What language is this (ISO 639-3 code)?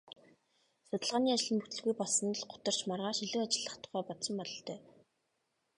mon